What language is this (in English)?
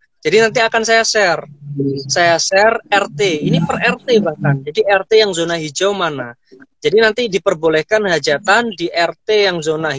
Indonesian